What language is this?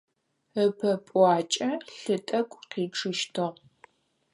Adyghe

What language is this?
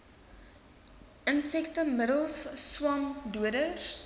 Afrikaans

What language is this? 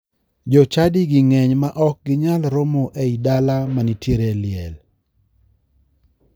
Luo (Kenya and Tanzania)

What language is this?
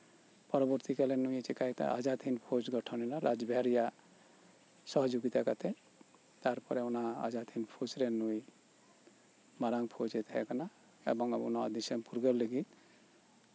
Santali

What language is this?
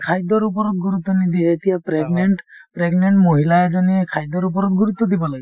Assamese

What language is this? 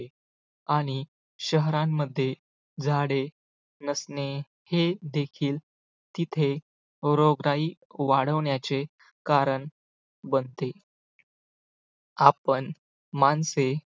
Marathi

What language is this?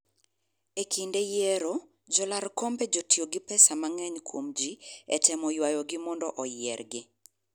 Luo (Kenya and Tanzania)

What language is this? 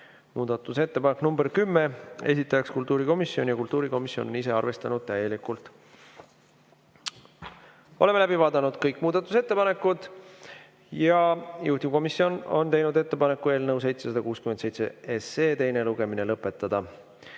Estonian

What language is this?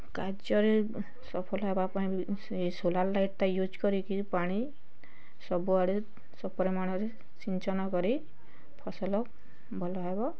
Odia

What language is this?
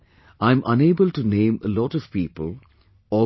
English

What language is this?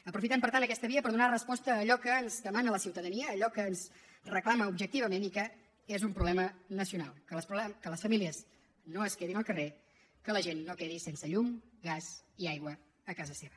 Catalan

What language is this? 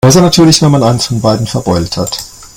German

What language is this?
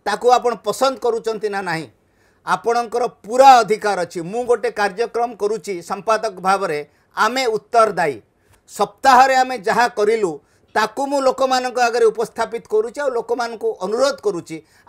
Hindi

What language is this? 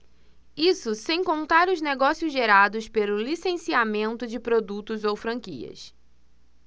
Portuguese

